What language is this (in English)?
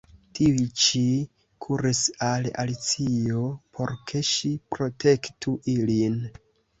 Esperanto